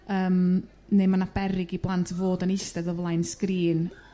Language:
Welsh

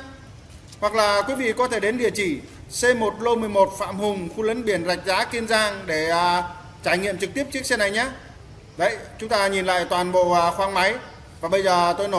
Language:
Vietnamese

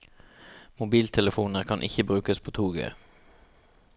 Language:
Norwegian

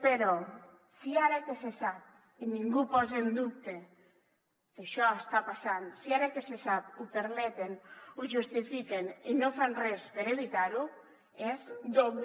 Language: Catalan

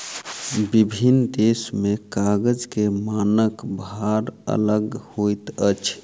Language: Maithili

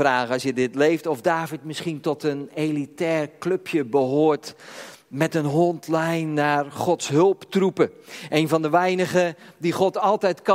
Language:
Dutch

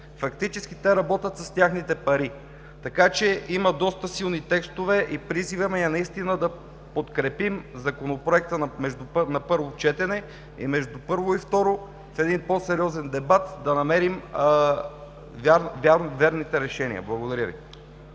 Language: Bulgarian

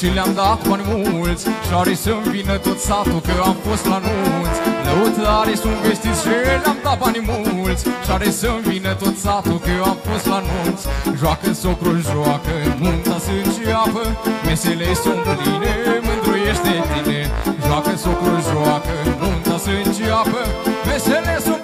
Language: Romanian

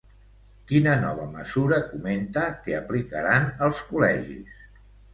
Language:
Catalan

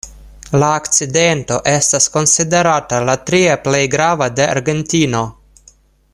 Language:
Esperanto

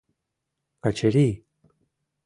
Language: Mari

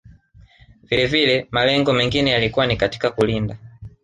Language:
Swahili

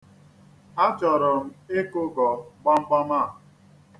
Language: Igbo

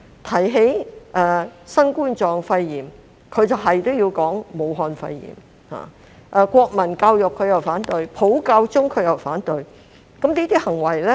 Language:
Cantonese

